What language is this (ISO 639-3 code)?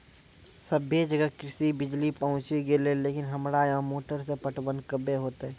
mai